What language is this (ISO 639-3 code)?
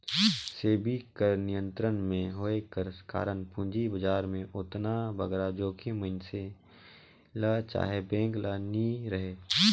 hne